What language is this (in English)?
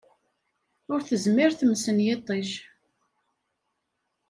Kabyle